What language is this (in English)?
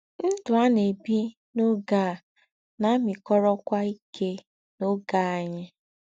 Igbo